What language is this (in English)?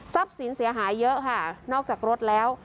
Thai